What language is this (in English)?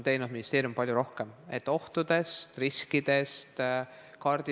Estonian